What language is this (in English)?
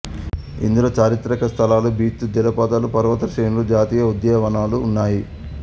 Telugu